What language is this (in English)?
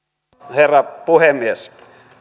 Finnish